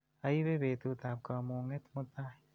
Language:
Kalenjin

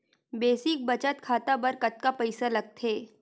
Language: Chhattisgarhi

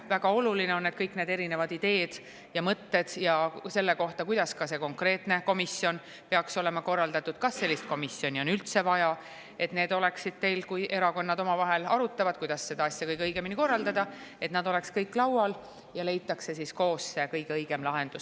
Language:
Estonian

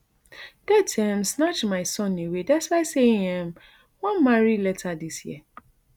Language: Nigerian Pidgin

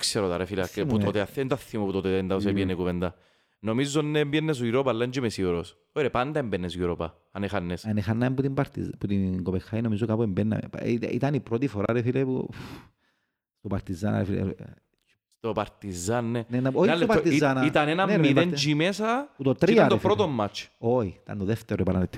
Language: Greek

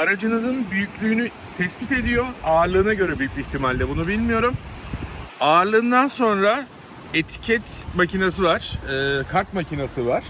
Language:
Turkish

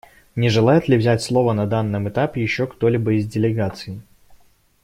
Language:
Russian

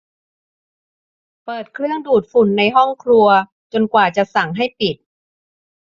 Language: Thai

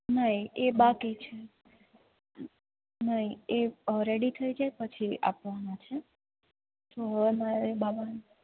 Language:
Gujarati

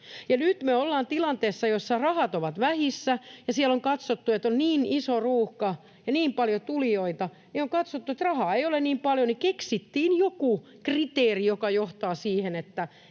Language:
Finnish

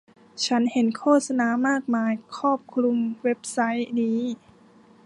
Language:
Thai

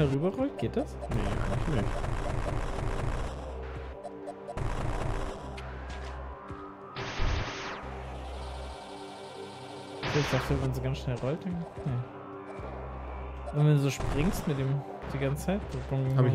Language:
German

